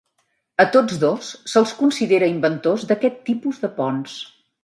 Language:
Catalan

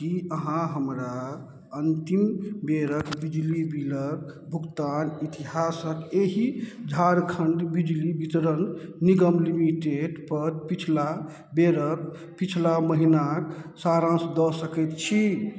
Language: Maithili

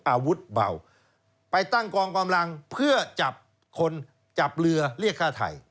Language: Thai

